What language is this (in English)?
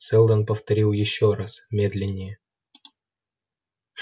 Russian